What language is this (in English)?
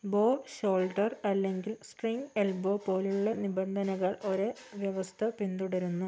Malayalam